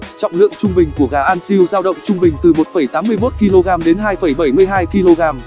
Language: Vietnamese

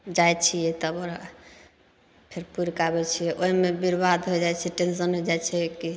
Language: Maithili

